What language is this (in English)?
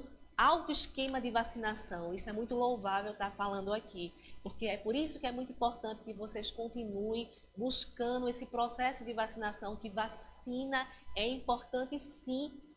Portuguese